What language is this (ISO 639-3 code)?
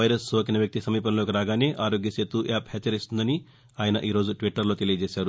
tel